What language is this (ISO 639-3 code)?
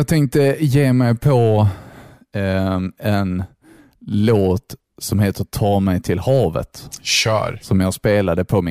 swe